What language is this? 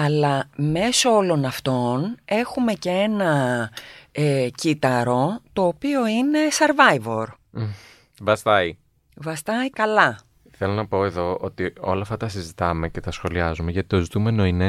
Greek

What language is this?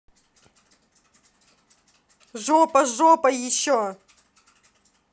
Russian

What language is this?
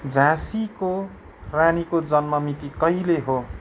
Nepali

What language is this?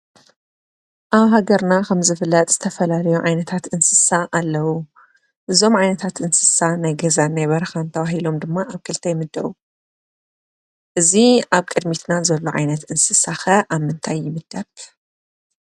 Tigrinya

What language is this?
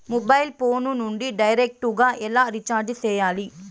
Telugu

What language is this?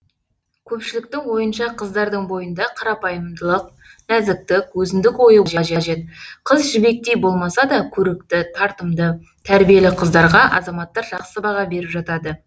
Kazakh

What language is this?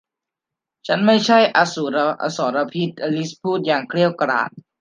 Thai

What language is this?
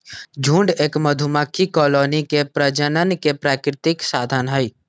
Magahi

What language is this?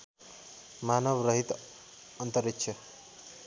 Nepali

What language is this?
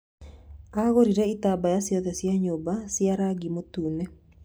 Kikuyu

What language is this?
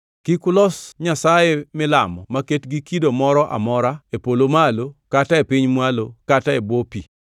Luo (Kenya and Tanzania)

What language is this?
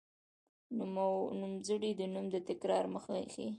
Pashto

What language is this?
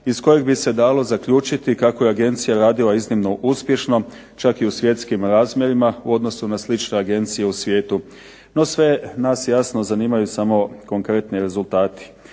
Croatian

